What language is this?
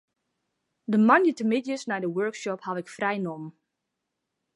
Western Frisian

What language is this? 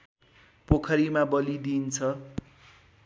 Nepali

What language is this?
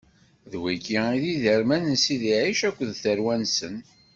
Kabyle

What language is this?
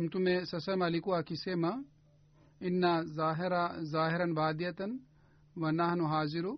Swahili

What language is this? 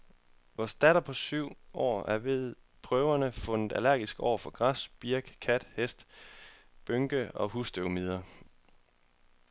Danish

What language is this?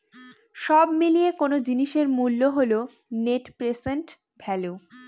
Bangla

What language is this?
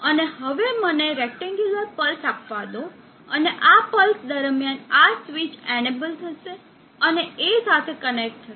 Gujarati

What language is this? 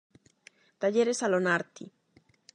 Galician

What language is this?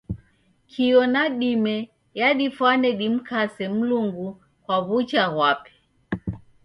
Taita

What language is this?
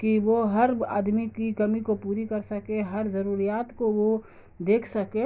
Urdu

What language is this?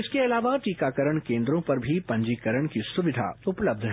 Hindi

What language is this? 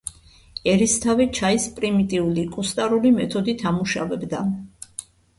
Georgian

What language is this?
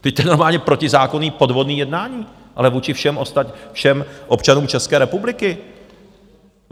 Czech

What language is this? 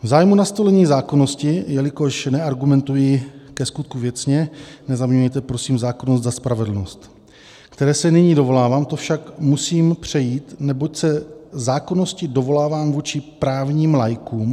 Czech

